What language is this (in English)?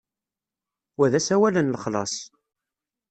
Kabyle